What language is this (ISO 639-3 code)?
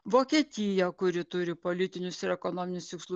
lit